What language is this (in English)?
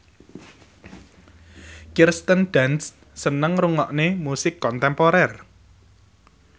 Javanese